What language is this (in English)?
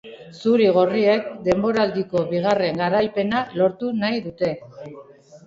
Basque